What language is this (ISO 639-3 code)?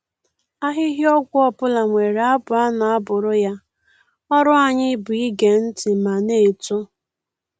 ibo